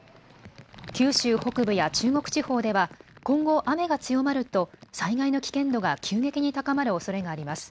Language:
Japanese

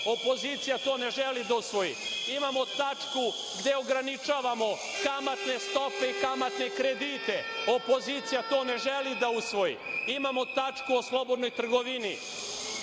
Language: Serbian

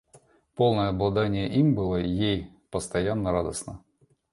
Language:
Russian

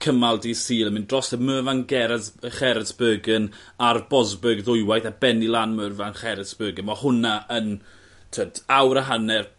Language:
Welsh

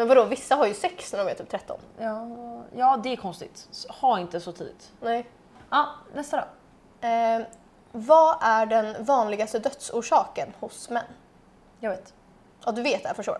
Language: Swedish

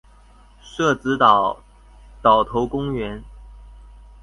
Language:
Chinese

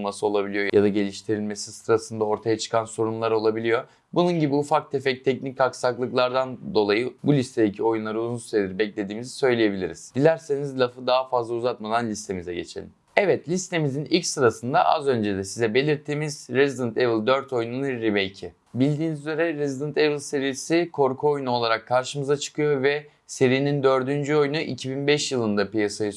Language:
Turkish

